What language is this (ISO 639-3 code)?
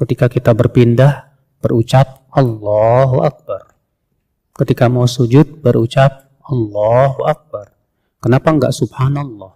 ind